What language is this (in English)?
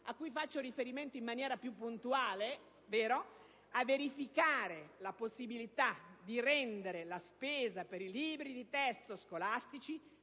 Italian